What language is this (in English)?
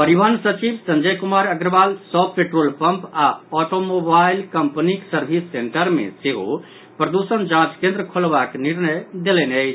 Maithili